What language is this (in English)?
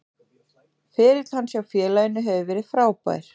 Icelandic